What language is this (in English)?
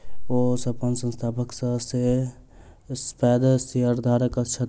Maithili